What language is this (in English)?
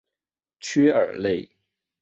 Chinese